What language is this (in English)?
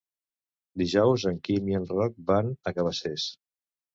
Catalan